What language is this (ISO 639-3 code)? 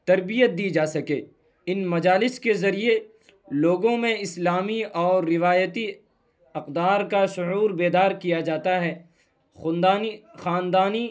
urd